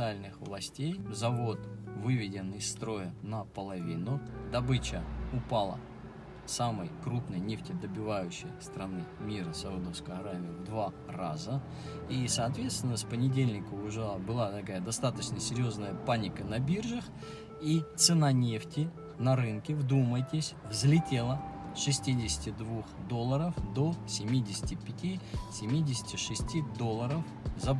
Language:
Russian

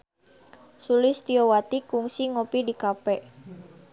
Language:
Sundanese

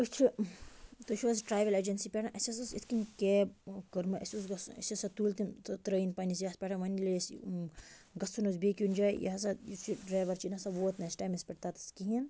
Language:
Kashmiri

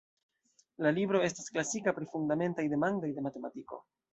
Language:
Esperanto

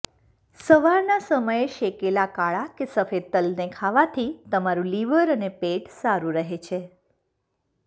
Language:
Gujarati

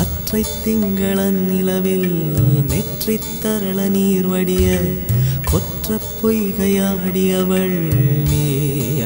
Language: Tamil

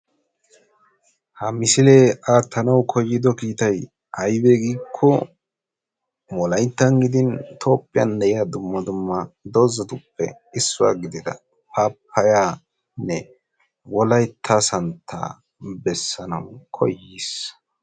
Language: Wolaytta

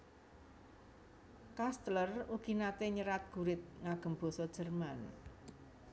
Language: Javanese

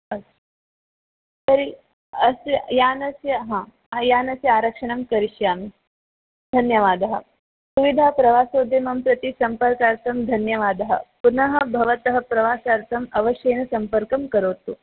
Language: Sanskrit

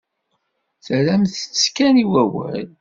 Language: Kabyle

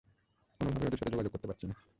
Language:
Bangla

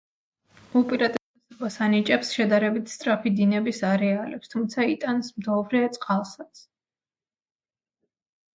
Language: Georgian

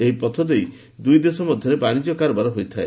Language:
Odia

